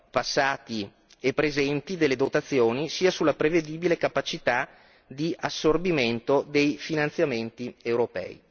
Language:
Italian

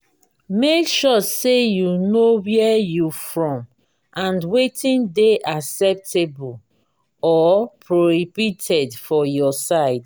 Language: Nigerian Pidgin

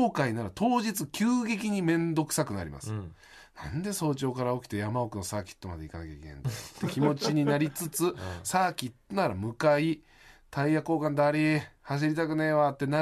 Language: Japanese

